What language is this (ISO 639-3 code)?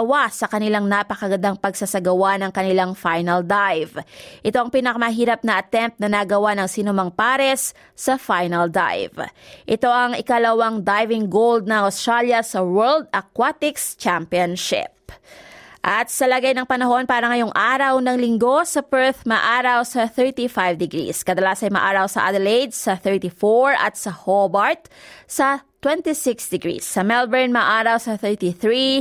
fil